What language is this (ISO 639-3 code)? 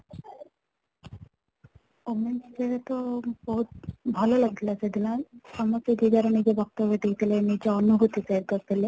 ori